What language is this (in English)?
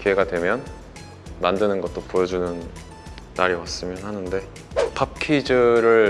Korean